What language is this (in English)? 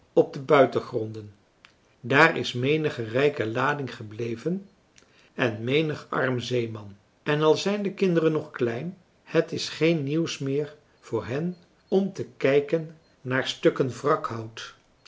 Dutch